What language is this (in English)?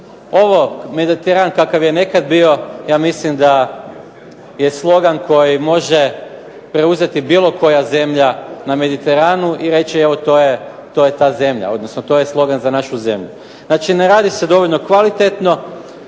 Croatian